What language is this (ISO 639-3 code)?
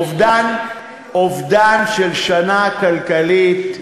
heb